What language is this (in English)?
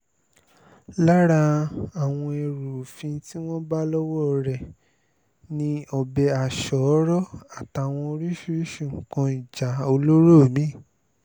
Yoruba